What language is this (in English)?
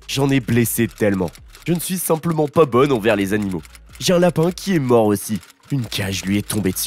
French